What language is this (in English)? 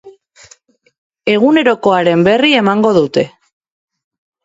Basque